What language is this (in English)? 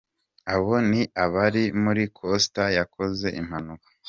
Kinyarwanda